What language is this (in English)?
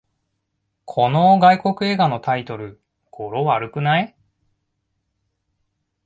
Japanese